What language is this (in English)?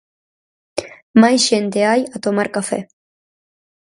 Galician